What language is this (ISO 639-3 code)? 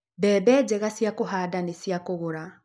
kik